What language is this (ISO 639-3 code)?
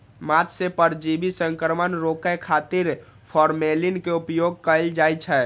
mai